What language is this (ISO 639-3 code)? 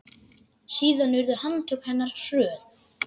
isl